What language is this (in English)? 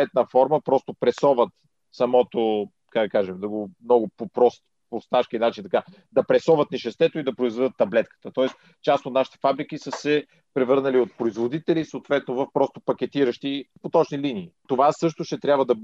Bulgarian